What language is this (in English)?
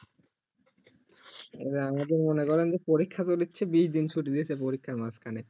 Bangla